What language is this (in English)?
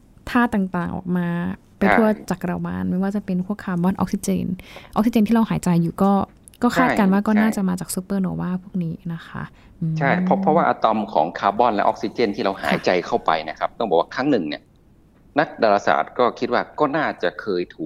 Thai